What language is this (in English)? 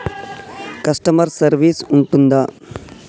Telugu